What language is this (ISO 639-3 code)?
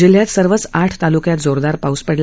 mar